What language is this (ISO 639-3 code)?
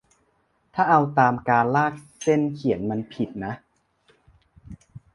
tha